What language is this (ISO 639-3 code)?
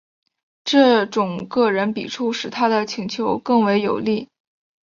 zho